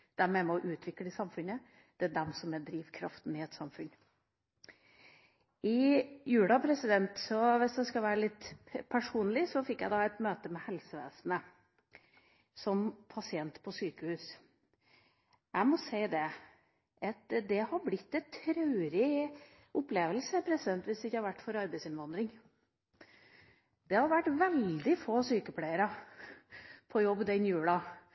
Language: Norwegian Bokmål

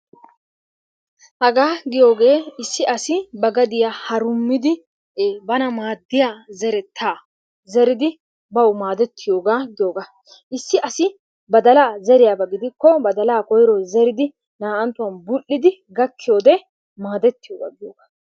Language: Wolaytta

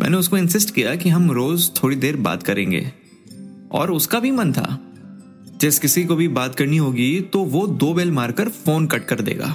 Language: Hindi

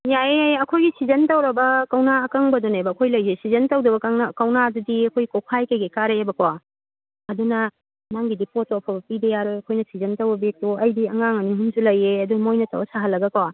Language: Manipuri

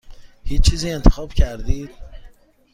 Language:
Persian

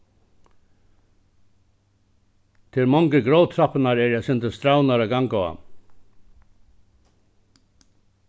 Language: Faroese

